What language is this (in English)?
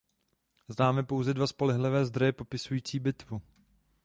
Czech